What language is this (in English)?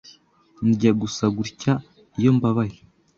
Kinyarwanda